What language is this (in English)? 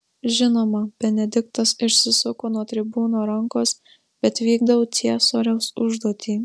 Lithuanian